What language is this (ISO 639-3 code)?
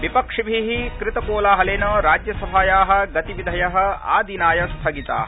san